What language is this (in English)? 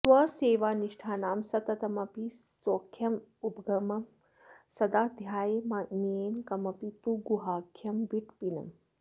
Sanskrit